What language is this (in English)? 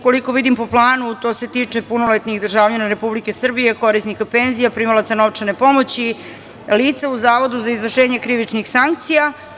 Serbian